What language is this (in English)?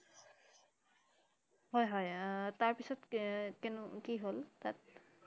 Assamese